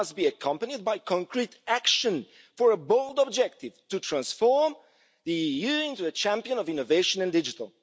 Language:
English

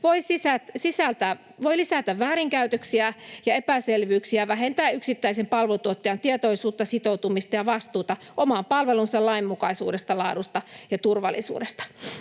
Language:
Finnish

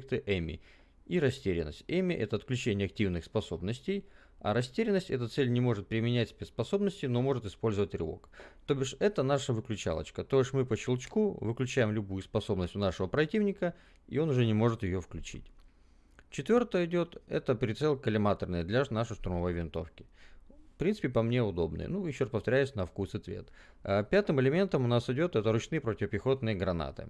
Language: Russian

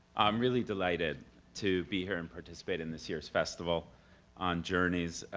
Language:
English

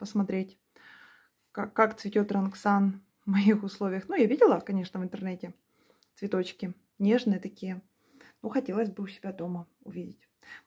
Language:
Russian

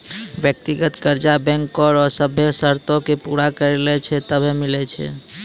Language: Maithili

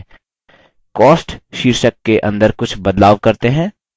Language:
Hindi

